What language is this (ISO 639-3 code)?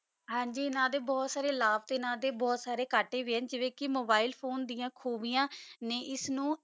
pan